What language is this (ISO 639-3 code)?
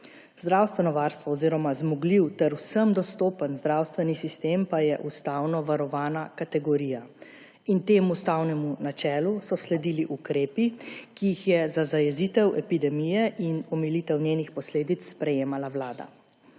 slv